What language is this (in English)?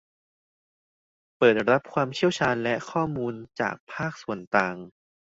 Thai